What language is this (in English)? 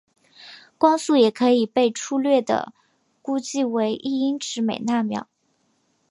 Chinese